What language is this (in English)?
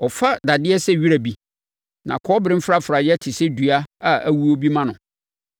Akan